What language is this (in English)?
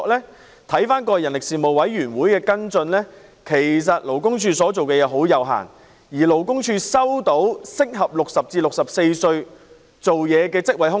Cantonese